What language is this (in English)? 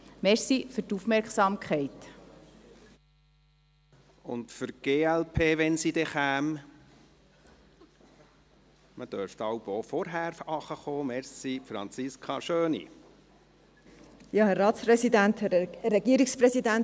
Swiss German